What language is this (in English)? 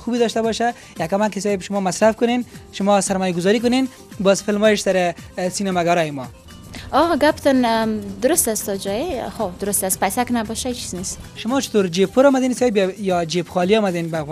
Arabic